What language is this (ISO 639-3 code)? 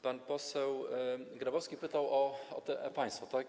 pol